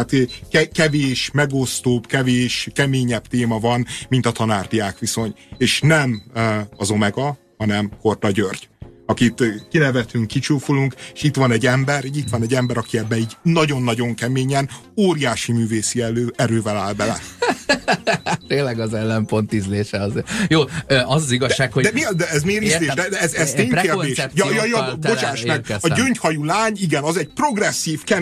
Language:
Hungarian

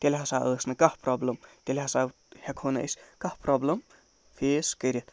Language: Kashmiri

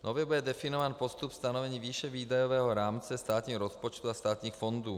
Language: Czech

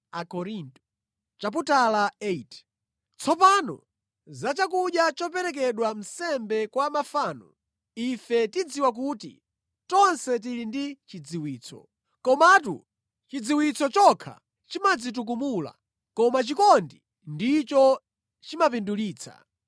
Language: Nyanja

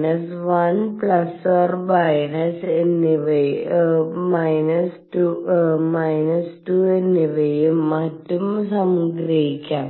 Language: Malayalam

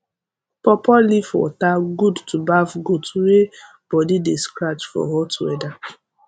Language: Nigerian Pidgin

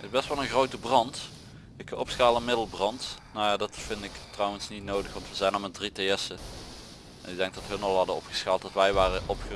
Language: Dutch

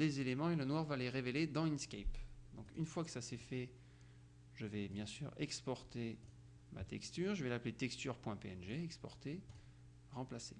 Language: French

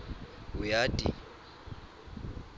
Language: Swati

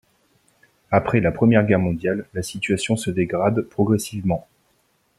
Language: French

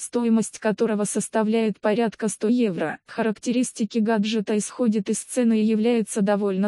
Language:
Russian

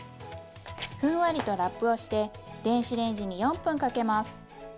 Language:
Japanese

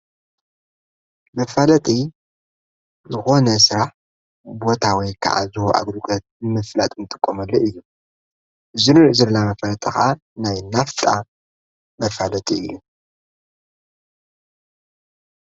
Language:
Tigrinya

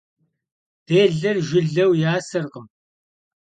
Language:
Kabardian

